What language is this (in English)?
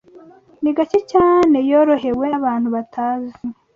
Kinyarwanda